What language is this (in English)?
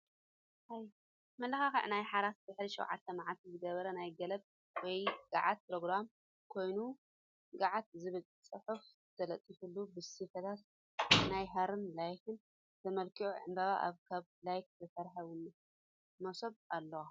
Tigrinya